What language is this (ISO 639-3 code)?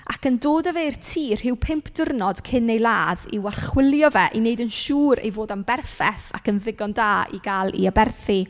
cym